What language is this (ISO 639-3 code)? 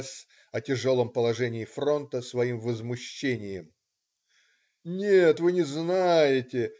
rus